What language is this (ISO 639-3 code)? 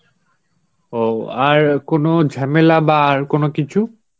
ben